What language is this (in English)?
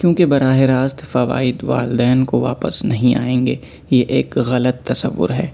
Urdu